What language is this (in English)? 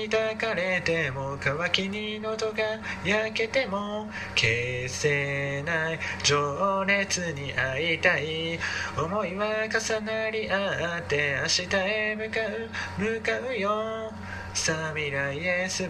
Japanese